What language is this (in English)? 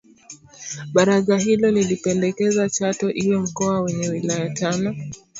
Swahili